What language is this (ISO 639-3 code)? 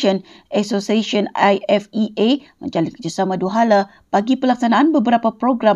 msa